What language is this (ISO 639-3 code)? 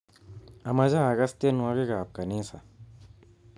kln